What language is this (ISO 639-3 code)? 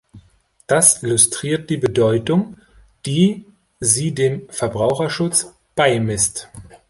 deu